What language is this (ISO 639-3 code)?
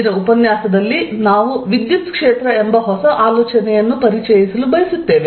kan